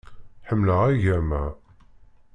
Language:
Kabyle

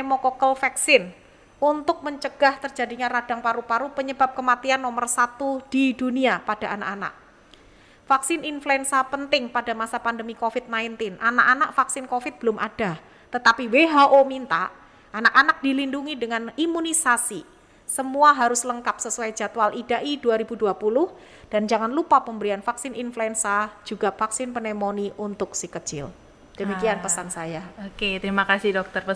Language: Indonesian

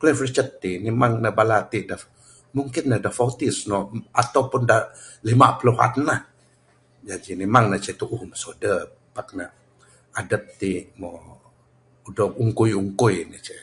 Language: Bukar-Sadung Bidayuh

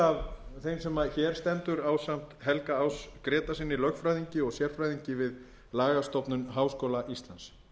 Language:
Icelandic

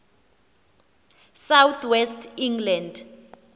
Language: Xhosa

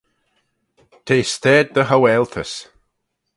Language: Manx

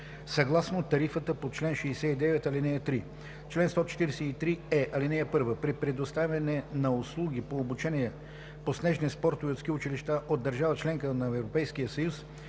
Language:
Bulgarian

